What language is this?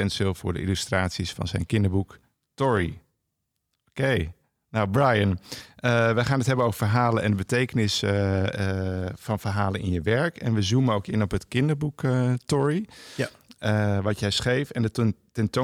Dutch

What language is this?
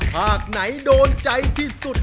Thai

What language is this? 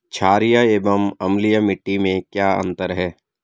Hindi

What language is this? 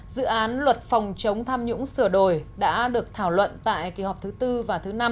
Vietnamese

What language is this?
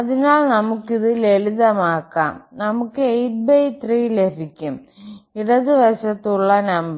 Malayalam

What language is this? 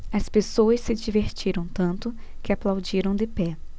Portuguese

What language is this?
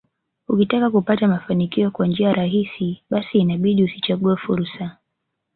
Swahili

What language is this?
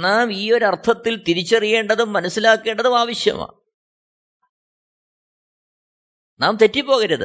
Malayalam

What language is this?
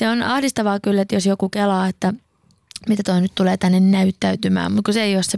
Finnish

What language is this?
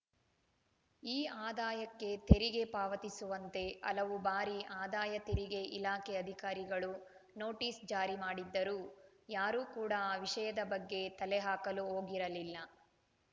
Kannada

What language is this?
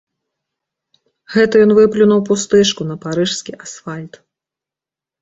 Belarusian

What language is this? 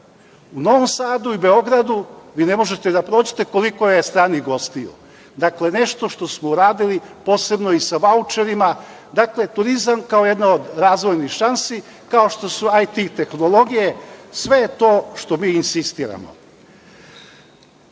Serbian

